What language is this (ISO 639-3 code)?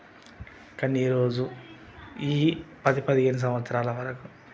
tel